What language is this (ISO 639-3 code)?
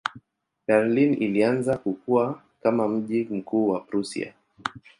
swa